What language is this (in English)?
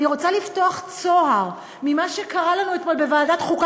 Hebrew